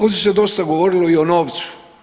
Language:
Croatian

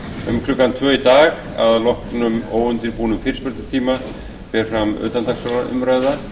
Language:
Icelandic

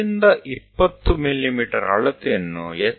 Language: Gujarati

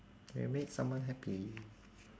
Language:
English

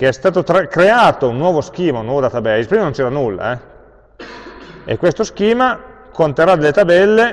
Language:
Italian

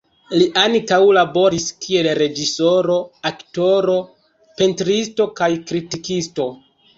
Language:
Esperanto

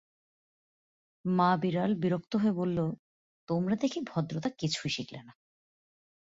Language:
Bangla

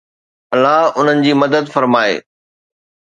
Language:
Sindhi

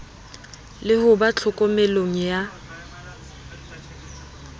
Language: Southern Sotho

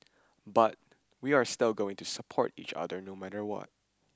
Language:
English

